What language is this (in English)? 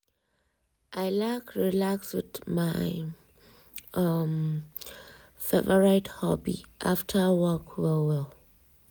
Nigerian Pidgin